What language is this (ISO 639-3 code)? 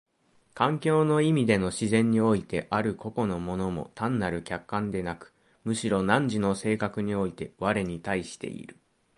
jpn